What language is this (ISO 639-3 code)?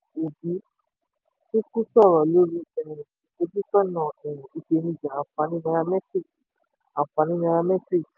yor